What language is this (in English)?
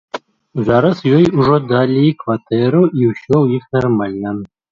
Belarusian